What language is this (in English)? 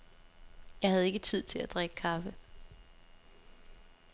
Danish